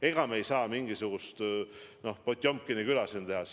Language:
Estonian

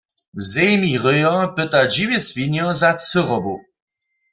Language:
Upper Sorbian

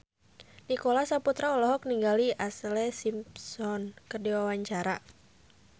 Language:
Sundanese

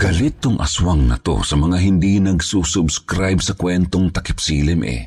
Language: Filipino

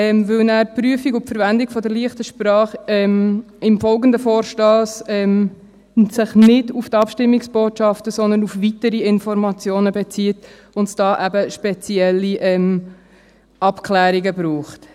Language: Swiss German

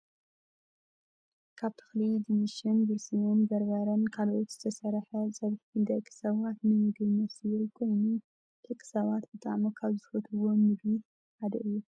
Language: Tigrinya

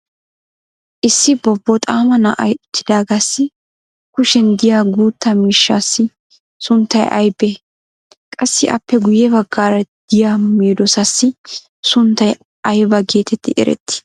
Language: Wolaytta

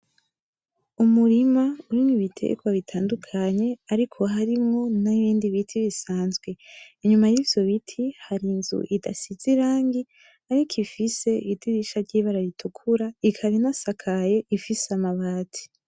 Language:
Rundi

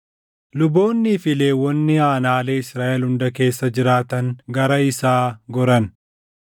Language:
Oromo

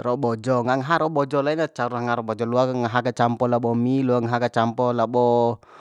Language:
Bima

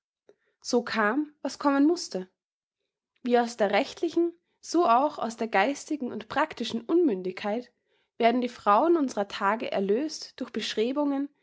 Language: German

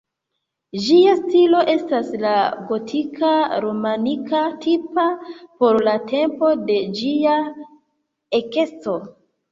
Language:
Esperanto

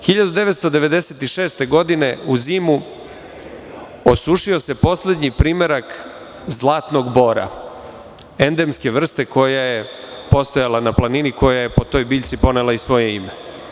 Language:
Serbian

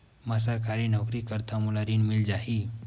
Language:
Chhattisgarhi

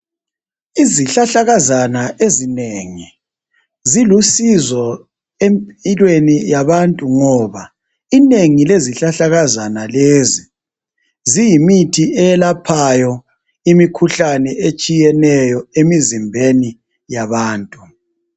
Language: North Ndebele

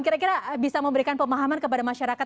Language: Indonesian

